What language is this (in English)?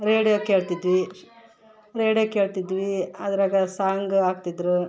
Kannada